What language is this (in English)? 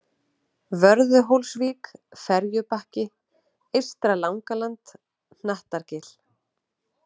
Icelandic